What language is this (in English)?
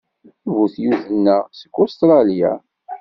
Kabyle